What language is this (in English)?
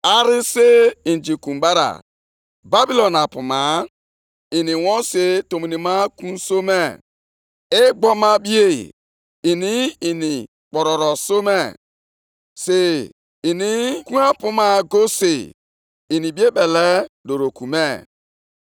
Igbo